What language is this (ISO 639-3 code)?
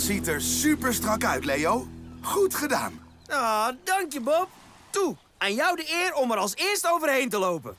nld